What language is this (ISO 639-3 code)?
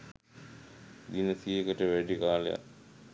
sin